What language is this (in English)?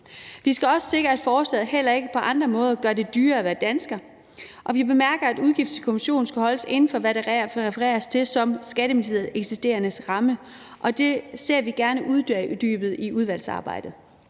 Danish